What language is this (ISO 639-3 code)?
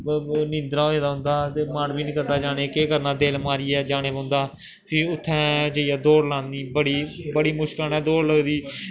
doi